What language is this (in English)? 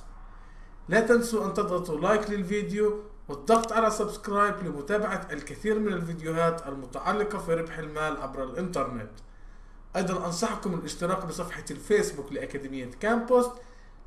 Arabic